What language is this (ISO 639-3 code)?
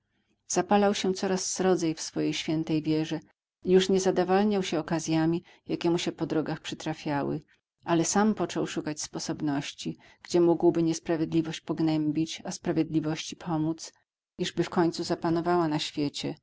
pol